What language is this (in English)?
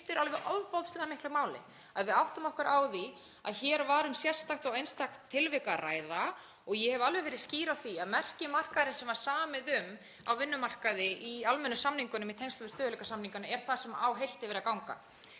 Icelandic